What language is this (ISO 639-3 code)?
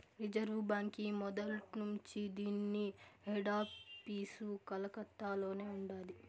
tel